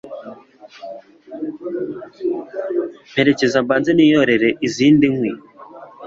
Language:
Kinyarwanda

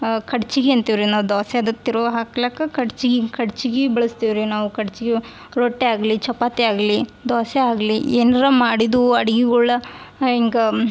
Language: Kannada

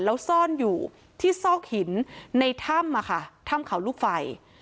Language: Thai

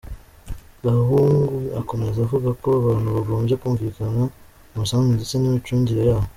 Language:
Kinyarwanda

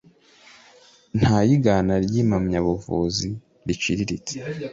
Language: Kinyarwanda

